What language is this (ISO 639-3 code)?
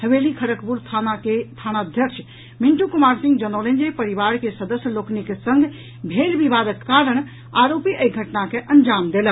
mai